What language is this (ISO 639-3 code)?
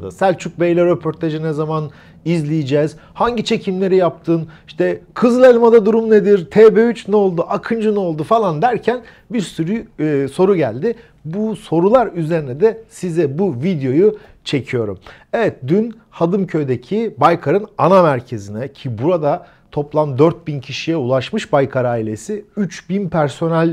tur